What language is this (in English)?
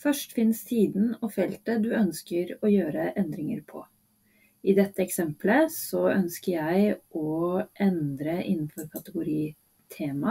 Norwegian